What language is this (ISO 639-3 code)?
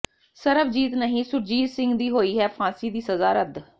pan